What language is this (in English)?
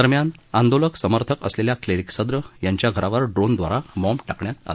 Marathi